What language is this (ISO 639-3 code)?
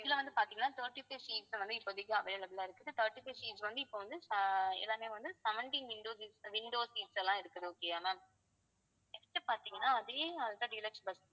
tam